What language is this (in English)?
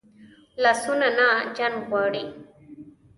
Pashto